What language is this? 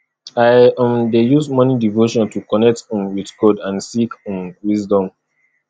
Nigerian Pidgin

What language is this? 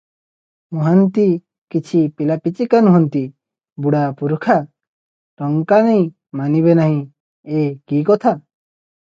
Odia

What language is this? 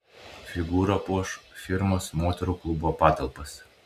Lithuanian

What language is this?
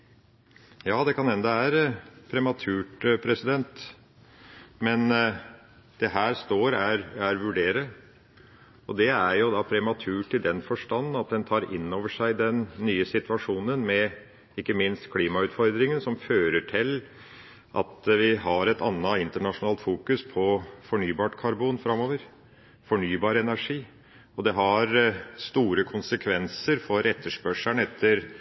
Norwegian Bokmål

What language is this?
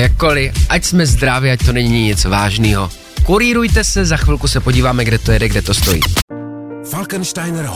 Czech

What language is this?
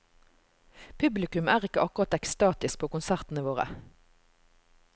Norwegian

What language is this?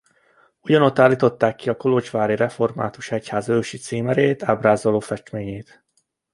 Hungarian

